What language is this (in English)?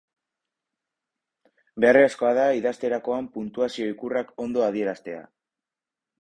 Basque